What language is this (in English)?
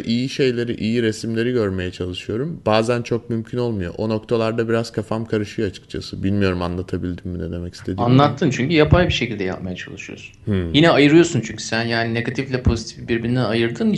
Turkish